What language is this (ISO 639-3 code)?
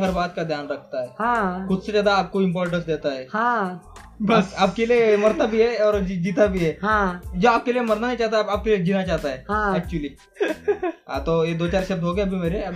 hin